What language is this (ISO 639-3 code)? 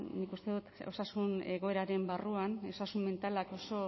eus